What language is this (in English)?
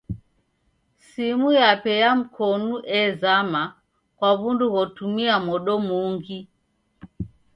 Taita